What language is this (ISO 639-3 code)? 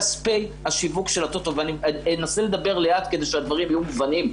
heb